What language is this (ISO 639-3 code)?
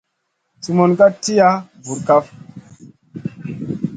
mcn